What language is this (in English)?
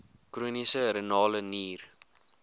Afrikaans